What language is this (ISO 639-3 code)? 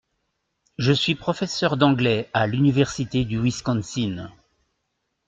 fra